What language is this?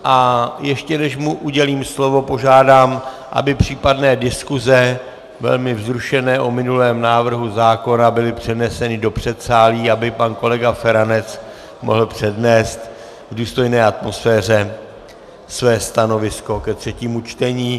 Czech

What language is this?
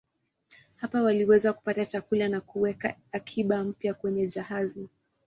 Swahili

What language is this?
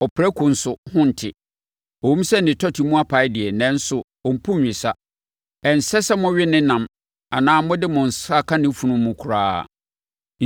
Akan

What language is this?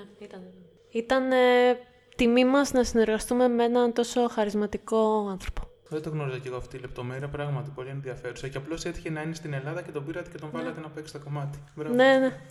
Greek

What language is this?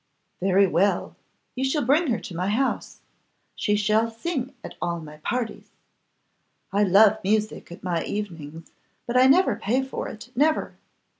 English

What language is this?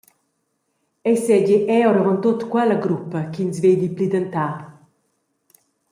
Romansh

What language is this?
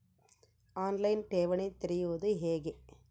Kannada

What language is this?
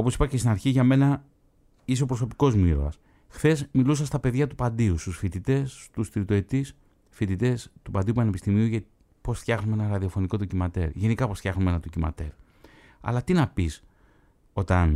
Greek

